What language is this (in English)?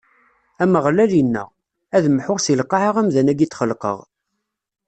Kabyle